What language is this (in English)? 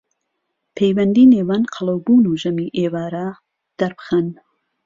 Central Kurdish